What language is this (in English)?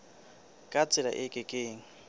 Southern Sotho